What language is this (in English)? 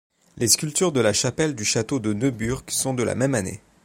French